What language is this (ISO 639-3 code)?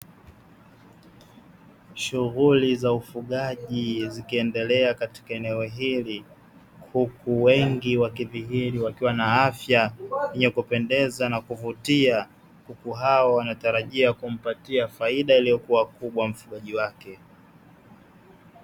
swa